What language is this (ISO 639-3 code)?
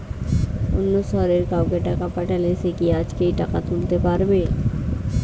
ben